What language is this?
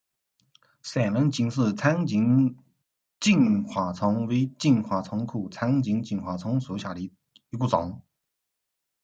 Chinese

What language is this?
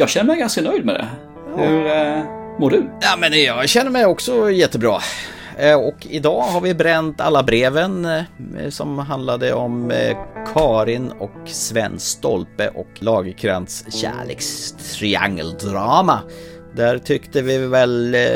Swedish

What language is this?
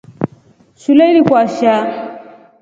Rombo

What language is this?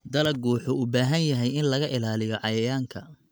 Somali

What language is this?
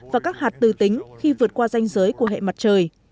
Vietnamese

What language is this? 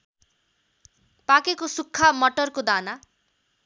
Nepali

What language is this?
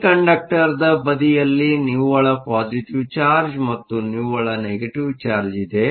Kannada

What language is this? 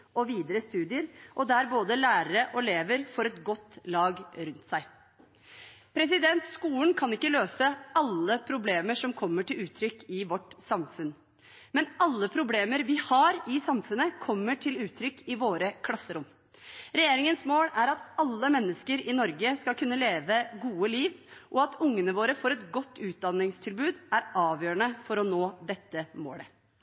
Norwegian Bokmål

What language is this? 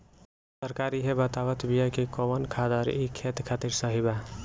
Bhojpuri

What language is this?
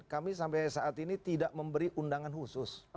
Indonesian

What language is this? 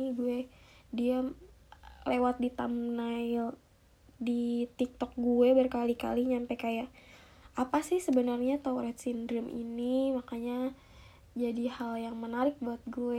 Indonesian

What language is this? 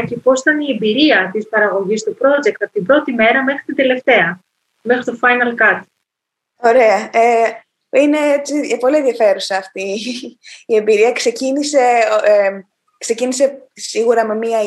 Greek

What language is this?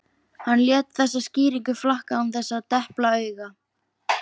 Icelandic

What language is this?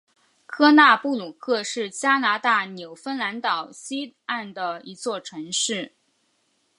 Chinese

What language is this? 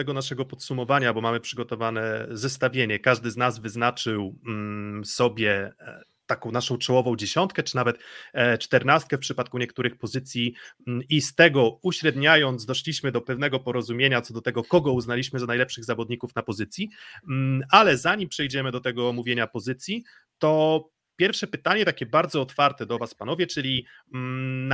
Polish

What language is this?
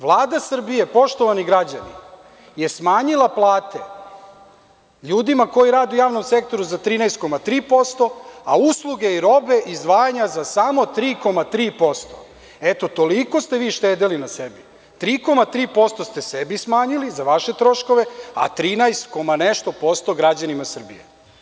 Serbian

